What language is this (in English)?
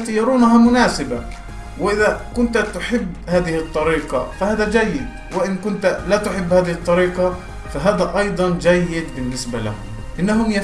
Arabic